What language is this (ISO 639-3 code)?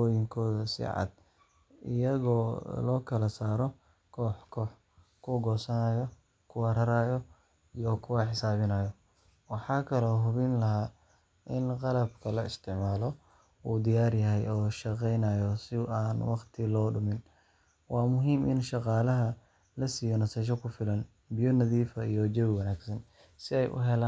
som